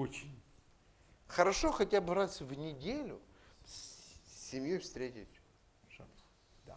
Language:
Russian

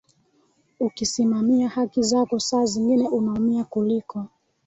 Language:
Swahili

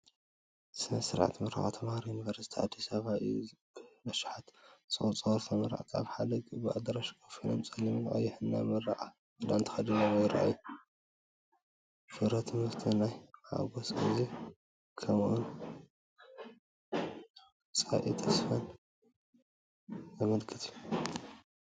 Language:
Tigrinya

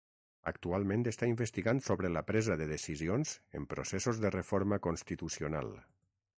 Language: Catalan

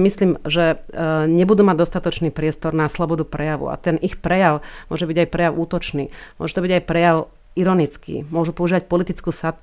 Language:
Slovak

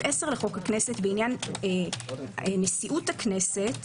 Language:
Hebrew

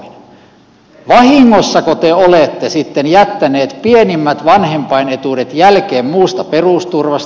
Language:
Finnish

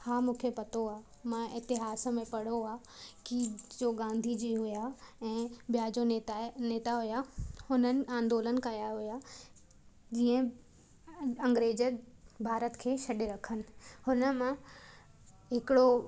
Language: Sindhi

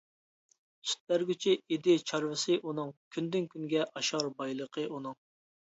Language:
Uyghur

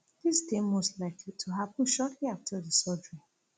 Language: Nigerian Pidgin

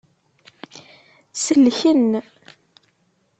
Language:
Kabyle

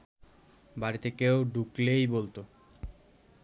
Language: Bangla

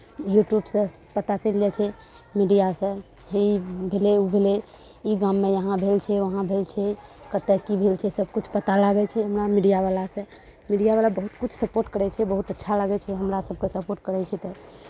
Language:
Maithili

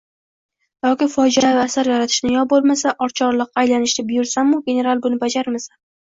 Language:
Uzbek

